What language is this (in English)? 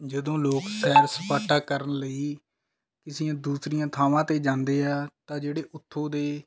Punjabi